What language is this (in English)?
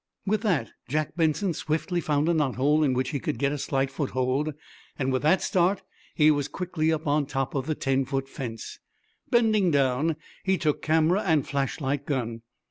English